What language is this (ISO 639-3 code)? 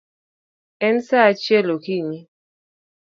luo